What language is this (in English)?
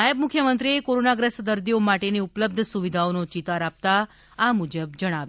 Gujarati